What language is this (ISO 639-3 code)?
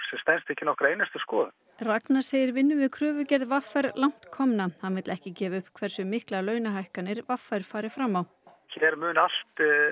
isl